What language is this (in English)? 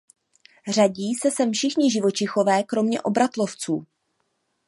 Czech